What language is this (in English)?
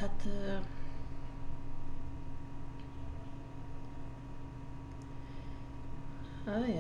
Hungarian